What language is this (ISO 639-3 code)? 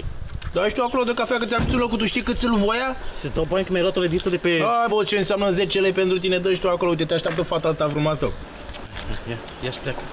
ron